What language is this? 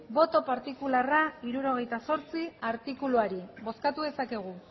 Basque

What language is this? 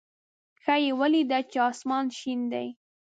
Pashto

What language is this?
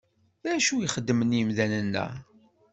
Kabyle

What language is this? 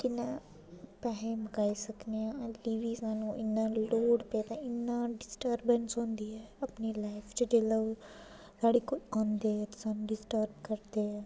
Dogri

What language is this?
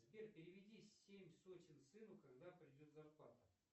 Russian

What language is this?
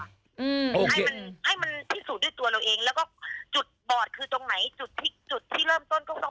Thai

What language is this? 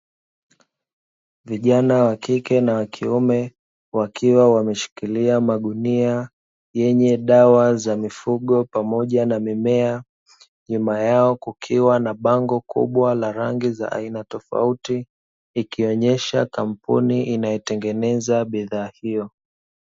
Swahili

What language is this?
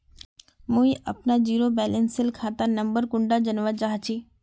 Magahi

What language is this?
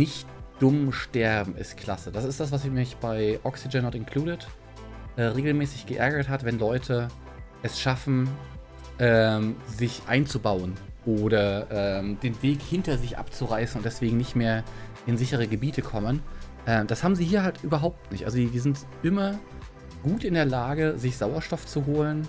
German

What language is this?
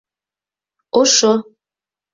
Bashkir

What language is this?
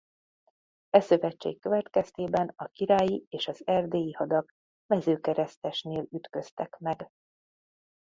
Hungarian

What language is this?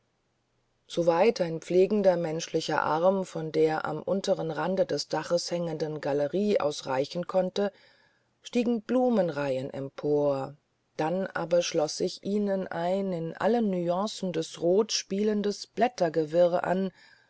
German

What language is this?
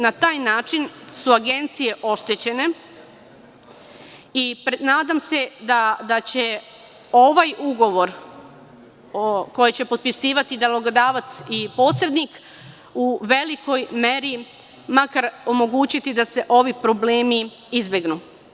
Serbian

